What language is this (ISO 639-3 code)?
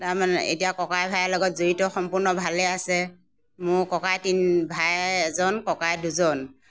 asm